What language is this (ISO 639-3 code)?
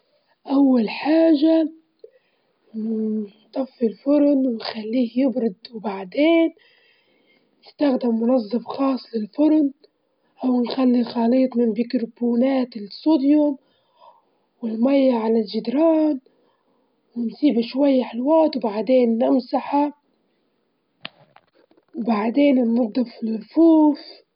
ayl